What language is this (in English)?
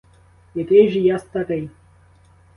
Ukrainian